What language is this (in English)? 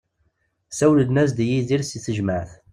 Kabyle